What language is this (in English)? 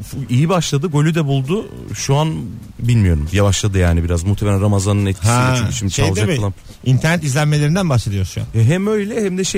Turkish